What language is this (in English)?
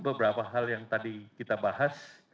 Indonesian